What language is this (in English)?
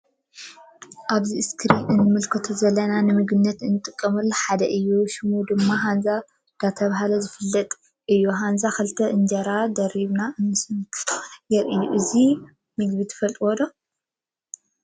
Tigrinya